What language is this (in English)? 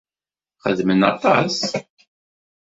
Kabyle